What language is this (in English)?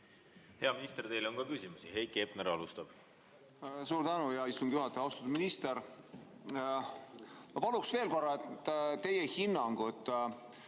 Estonian